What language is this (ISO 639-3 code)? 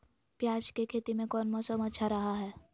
mag